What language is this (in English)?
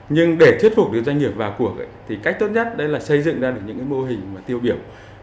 Vietnamese